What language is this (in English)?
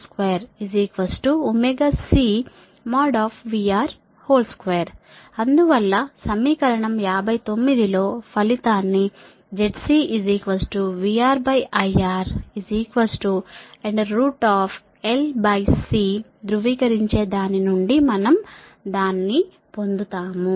Telugu